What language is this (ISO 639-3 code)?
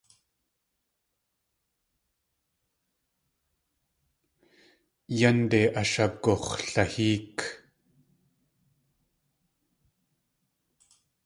tli